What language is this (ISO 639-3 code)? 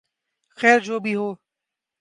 urd